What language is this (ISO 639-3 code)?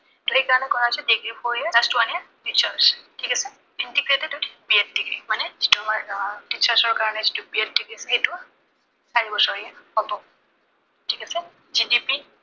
asm